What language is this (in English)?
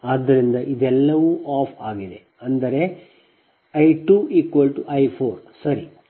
Kannada